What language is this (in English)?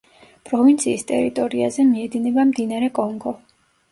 Georgian